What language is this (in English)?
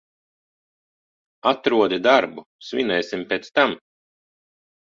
Latvian